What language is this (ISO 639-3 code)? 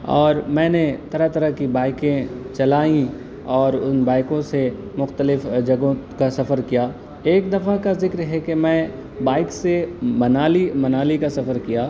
urd